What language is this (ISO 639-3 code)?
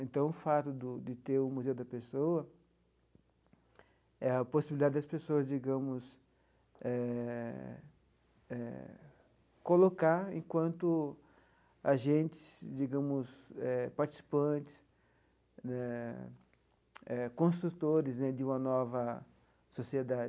por